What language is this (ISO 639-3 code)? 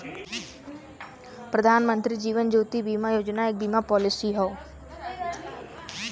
bho